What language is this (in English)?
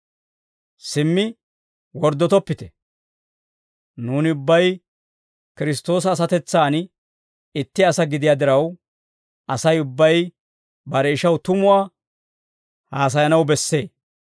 Dawro